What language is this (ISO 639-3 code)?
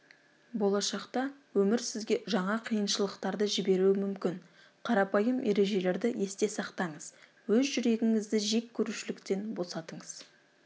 kaz